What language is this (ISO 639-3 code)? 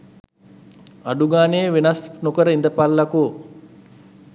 sin